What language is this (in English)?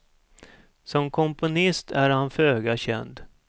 Swedish